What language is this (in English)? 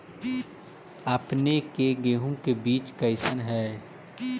Magahi